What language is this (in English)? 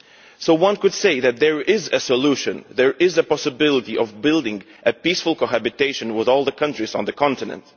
English